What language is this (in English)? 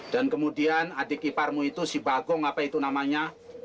Indonesian